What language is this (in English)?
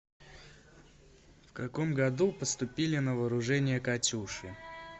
Russian